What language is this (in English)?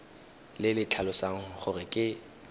Tswana